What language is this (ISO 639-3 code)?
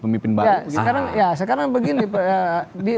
ind